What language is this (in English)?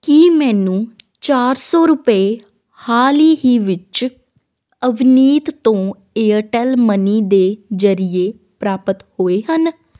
Punjabi